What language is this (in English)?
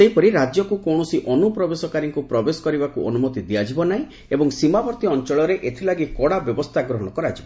Odia